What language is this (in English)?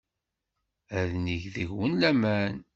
Kabyle